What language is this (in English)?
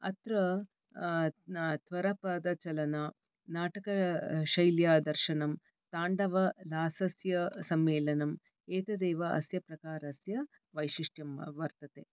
Sanskrit